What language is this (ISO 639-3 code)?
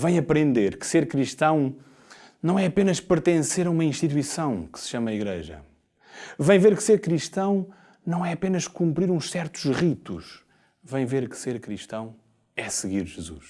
por